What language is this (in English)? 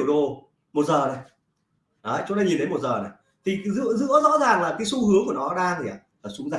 Vietnamese